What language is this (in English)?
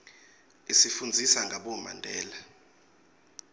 Swati